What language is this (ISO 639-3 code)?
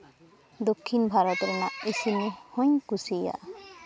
sat